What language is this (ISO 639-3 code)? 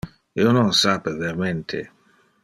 ina